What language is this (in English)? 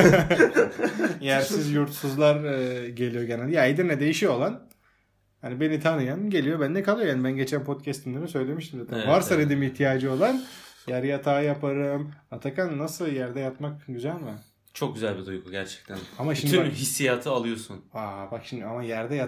Turkish